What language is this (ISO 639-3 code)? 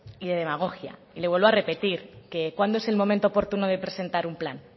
spa